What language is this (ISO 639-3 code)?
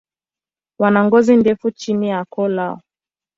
swa